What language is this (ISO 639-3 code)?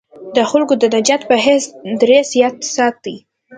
pus